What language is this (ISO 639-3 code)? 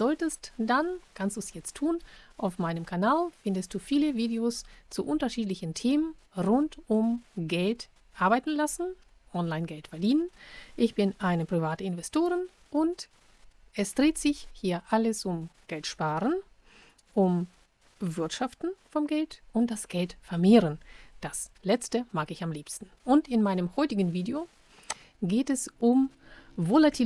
deu